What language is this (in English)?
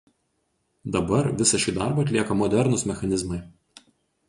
Lithuanian